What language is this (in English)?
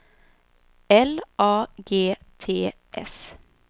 Swedish